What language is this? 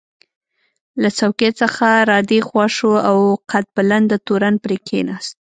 Pashto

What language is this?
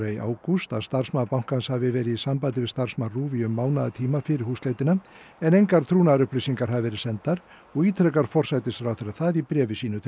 Icelandic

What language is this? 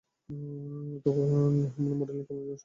Bangla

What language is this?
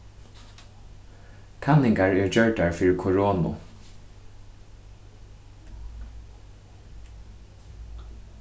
Faroese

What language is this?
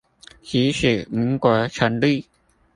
Chinese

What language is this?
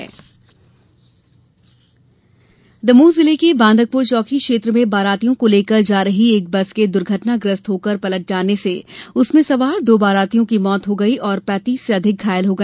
Hindi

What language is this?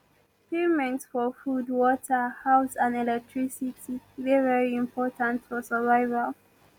Nigerian Pidgin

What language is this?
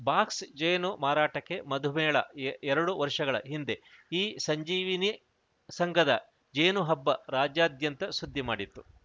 Kannada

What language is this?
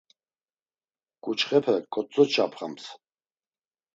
Laz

